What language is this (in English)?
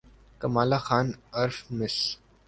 Urdu